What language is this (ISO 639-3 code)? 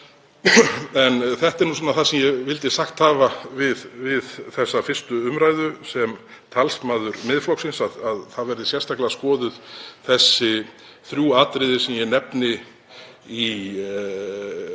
isl